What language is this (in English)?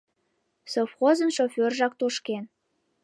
Mari